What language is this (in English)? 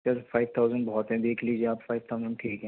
Urdu